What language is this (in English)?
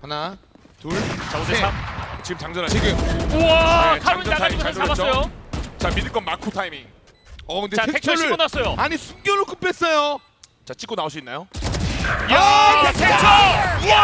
Korean